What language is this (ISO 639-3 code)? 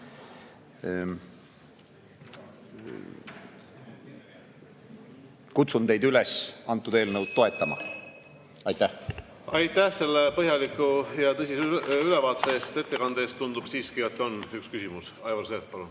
est